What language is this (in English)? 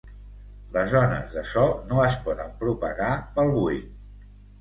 Catalan